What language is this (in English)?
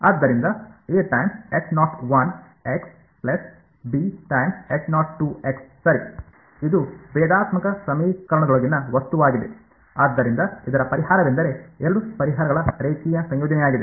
Kannada